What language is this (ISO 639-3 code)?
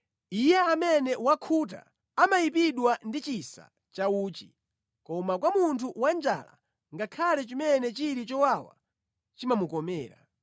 nya